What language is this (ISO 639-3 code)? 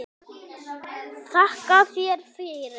isl